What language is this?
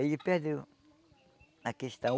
Portuguese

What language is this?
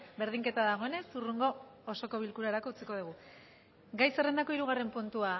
Basque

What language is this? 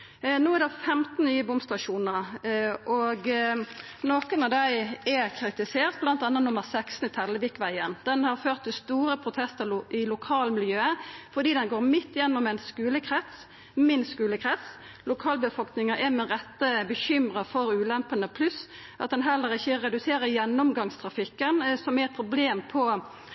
Norwegian Nynorsk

